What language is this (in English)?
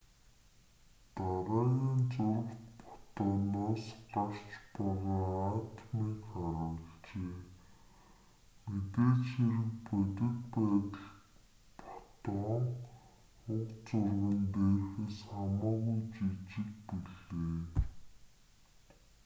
Mongolian